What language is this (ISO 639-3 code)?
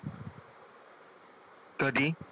mar